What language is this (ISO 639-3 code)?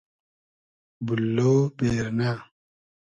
haz